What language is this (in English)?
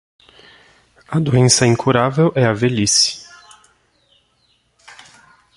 Portuguese